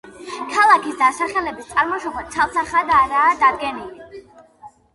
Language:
Georgian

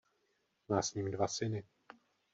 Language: Czech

